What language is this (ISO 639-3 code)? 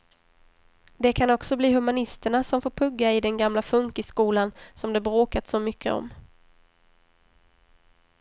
swe